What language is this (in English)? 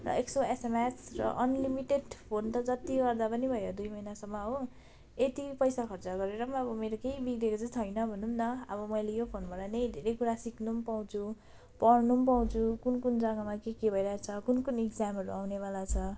Nepali